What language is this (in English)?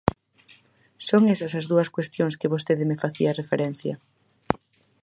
Galician